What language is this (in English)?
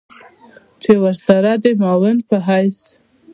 Pashto